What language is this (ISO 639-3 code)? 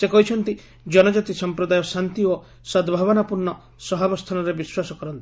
ori